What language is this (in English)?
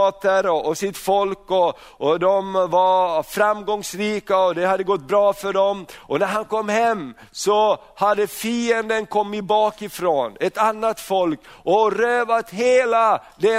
Swedish